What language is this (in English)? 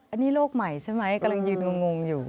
Thai